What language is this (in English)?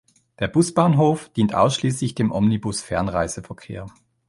German